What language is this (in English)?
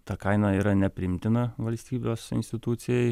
Lithuanian